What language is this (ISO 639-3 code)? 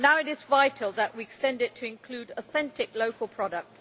eng